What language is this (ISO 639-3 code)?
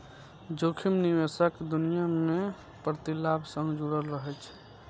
mai